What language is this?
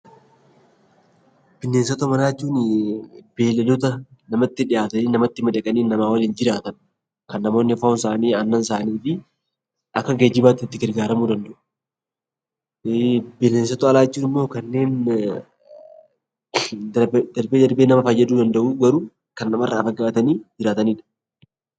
Oromo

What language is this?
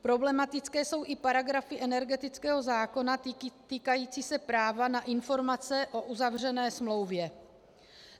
Czech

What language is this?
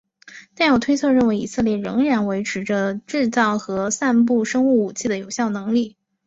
Chinese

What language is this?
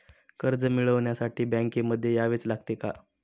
Marathi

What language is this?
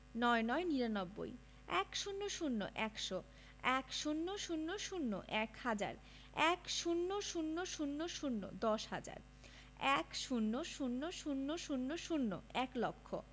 Bangla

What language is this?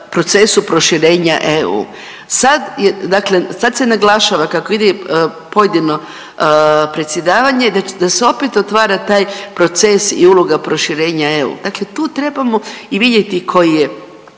Croatian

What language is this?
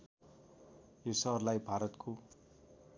Nepali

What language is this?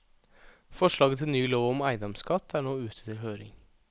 Norwegian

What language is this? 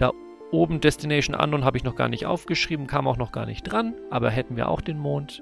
German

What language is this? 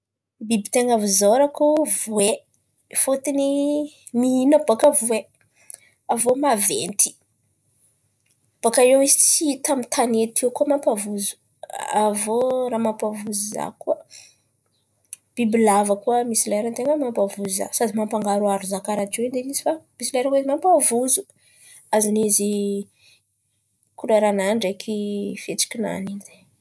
Antankarana Malagasy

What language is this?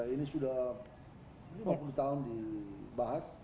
Indonesian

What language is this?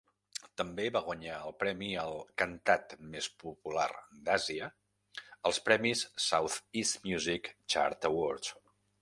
Catalan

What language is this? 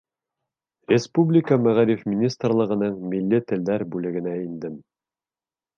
Bashkir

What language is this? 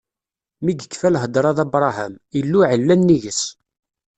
Kabyle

